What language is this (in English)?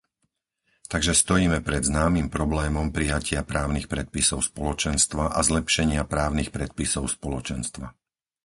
Slovak